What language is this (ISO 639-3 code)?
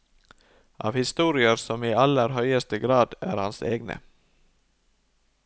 nor